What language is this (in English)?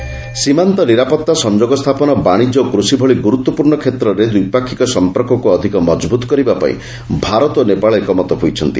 Odia